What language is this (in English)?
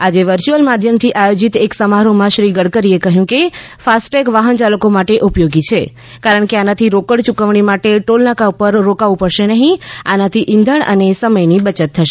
Gujarati